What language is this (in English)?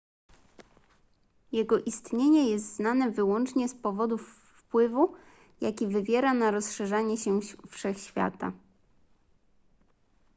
Polish